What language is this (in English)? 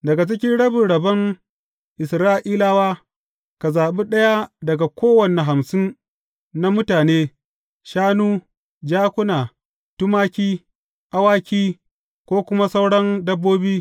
Hausa